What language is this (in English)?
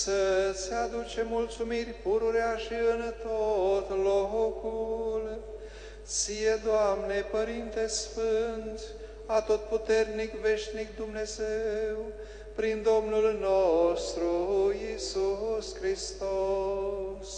Romanian